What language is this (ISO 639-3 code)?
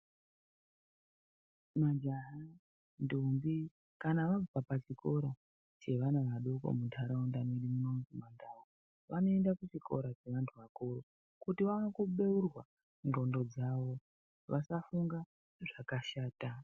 ndc